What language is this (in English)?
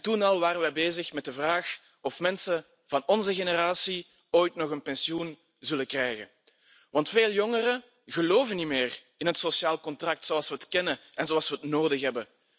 Dutch